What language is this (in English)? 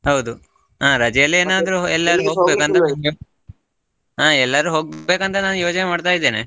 Kannada